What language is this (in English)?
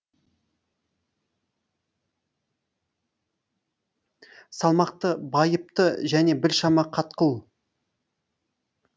Kazakh